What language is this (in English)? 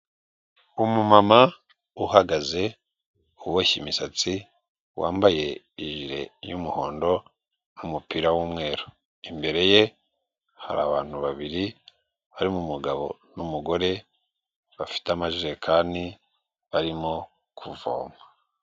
Kinyarwanda